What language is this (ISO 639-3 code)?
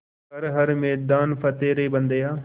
hin